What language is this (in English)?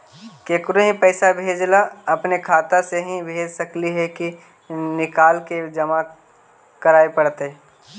Magahi